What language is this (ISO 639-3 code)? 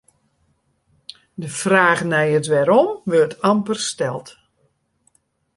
fry